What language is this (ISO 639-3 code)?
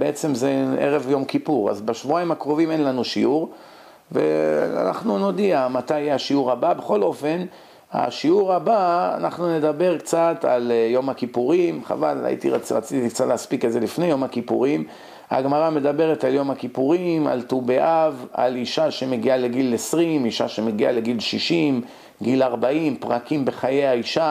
heb